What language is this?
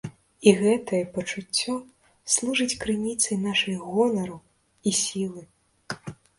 Belarusian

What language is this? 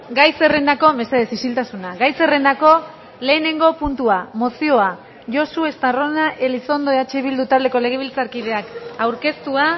Basque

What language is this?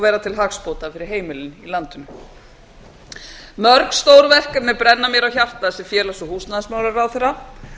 Icelandic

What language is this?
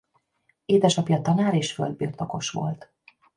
Hungarian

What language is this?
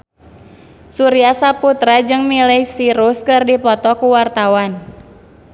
Sundanese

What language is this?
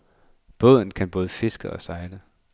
Danish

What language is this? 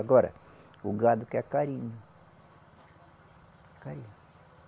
Portuguese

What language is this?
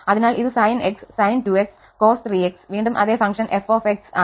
Malayalam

